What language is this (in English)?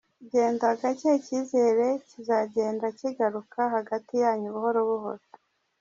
Kinyarwanda